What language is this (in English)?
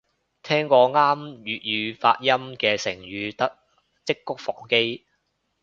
Cantonese